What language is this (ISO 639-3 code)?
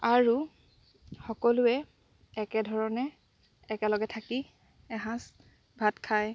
asm